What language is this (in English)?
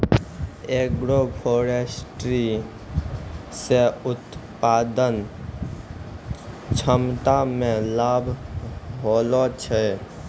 Maithili